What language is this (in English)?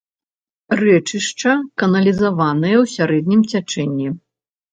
Belarusian